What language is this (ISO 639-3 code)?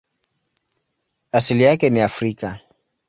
swa